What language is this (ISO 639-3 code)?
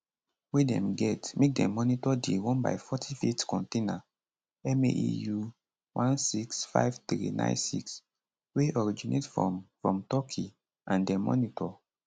pcm